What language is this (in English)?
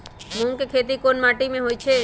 Magahi